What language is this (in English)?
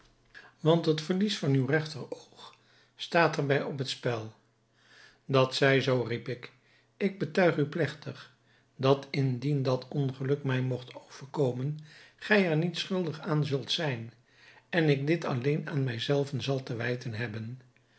Dutch